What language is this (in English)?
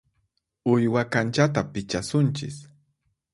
Puno Quechua